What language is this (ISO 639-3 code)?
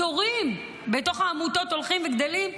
heb